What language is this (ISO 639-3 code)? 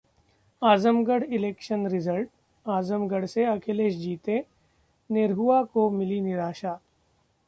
hin